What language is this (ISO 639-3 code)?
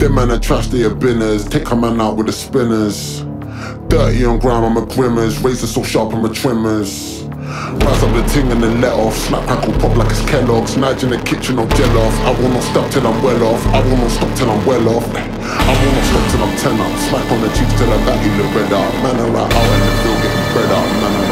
eng